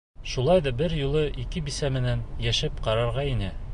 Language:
Bashkir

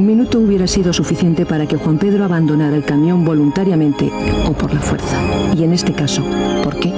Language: Spanish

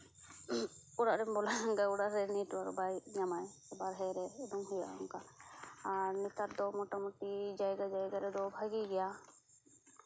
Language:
Santali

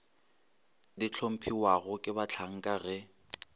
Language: Northern Sotho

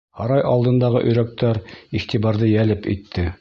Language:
Bashkir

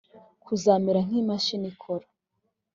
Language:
Kinyarwanda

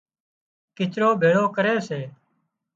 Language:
Wadiyara Koli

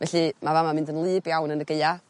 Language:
Welsh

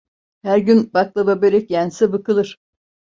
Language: Turkish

